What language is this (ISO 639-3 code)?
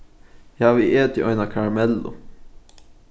fao